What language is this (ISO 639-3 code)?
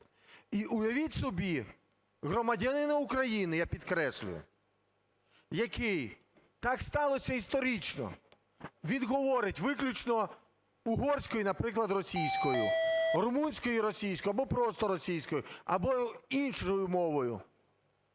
ukr